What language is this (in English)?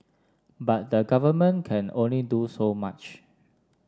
English